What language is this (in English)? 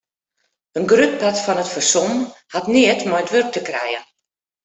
Western Frisian